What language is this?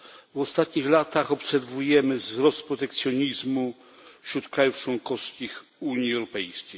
Polish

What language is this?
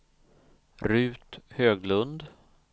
Swedish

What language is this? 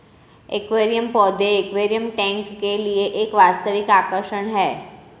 Hindi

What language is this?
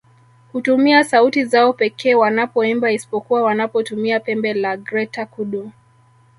Swahili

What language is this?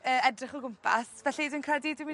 Welsh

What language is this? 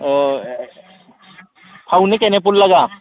Manipuri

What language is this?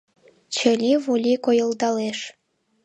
Mari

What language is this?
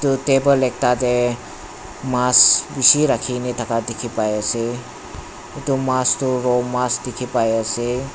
Naga Pidgin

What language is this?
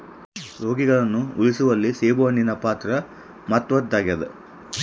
Kannada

